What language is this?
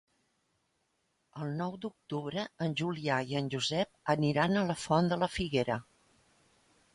Catalan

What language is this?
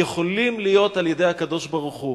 Hebrew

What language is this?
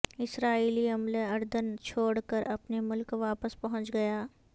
Urdu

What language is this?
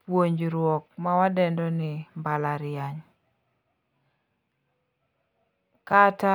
Luo (Kenya and Tanzania)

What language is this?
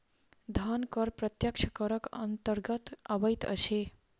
Maithili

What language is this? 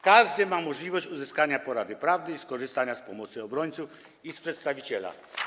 Polish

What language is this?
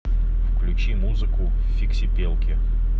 Russian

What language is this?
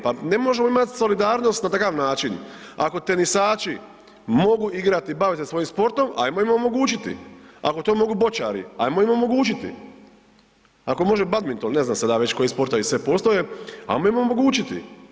Croatian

